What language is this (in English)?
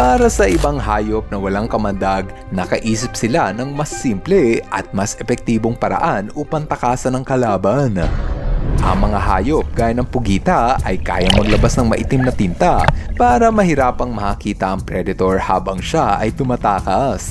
Filipino